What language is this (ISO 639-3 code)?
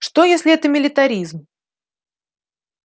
rus